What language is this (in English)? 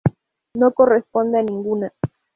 Spanish